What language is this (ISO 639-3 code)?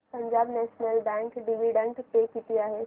mar